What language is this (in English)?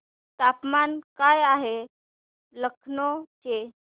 Marathi